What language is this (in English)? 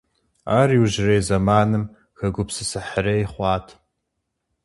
Kabardian